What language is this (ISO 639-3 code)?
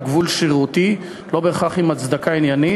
heb